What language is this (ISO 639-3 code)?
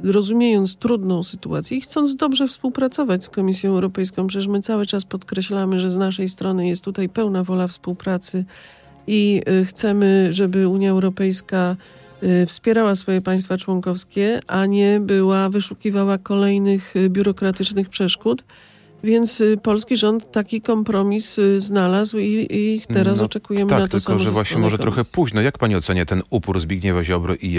pol